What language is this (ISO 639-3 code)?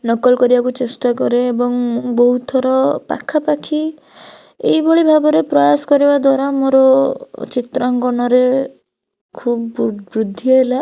ori